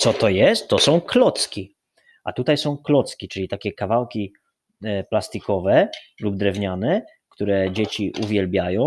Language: Polish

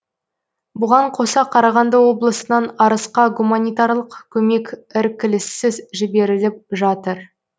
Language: Kazakh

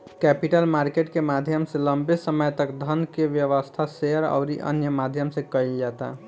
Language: Bhojpuri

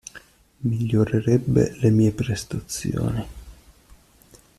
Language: Italian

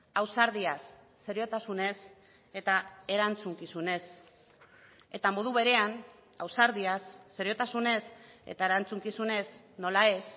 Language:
Basque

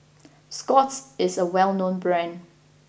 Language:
English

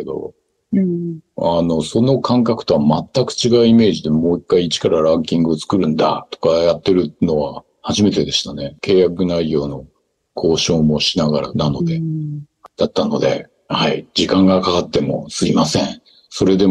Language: Japanese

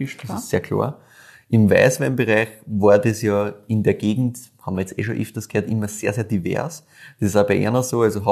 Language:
German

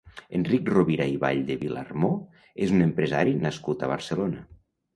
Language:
Catalan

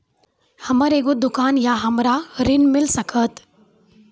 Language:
Maithili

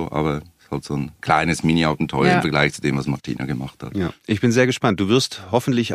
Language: German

